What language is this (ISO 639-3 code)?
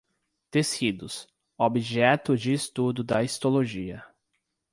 por